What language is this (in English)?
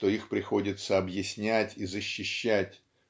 Russian